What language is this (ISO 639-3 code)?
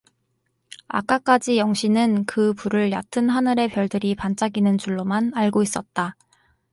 kor